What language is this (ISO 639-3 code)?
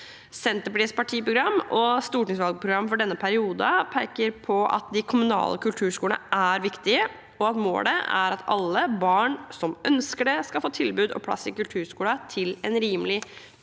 nor